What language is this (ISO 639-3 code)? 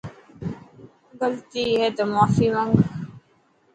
mki